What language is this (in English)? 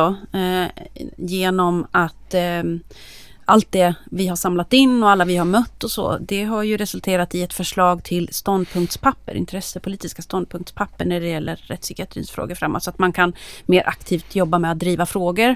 Swedish